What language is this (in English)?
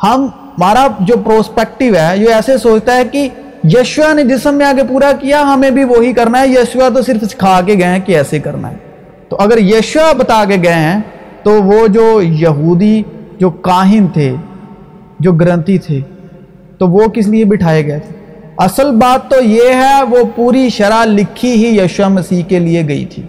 Urdu